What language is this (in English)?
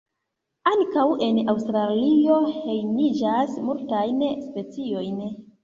Esperanto